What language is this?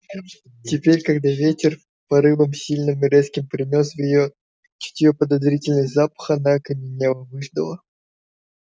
Russian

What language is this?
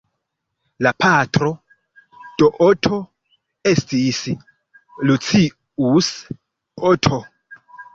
Esperanto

